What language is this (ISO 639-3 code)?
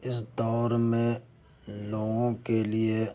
urd